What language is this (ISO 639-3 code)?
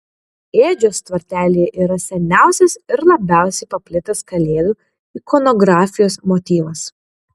lit